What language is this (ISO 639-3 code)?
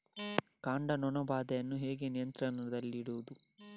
kan